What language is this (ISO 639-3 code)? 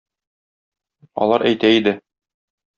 tat